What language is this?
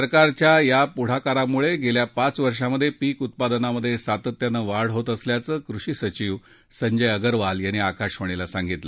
Marathi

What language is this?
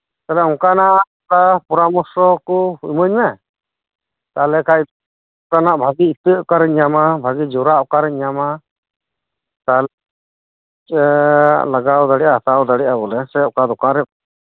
Santali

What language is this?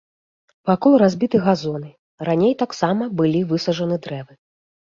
Belarusian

